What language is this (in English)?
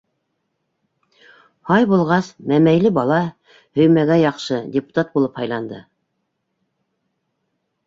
Bashkir